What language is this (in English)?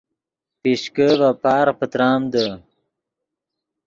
Yidgha